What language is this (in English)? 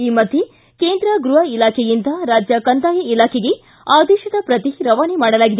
Kannada